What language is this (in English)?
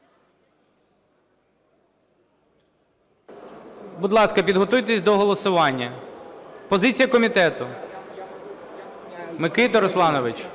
Ukrainian